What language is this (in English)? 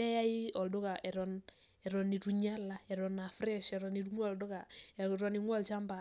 Masai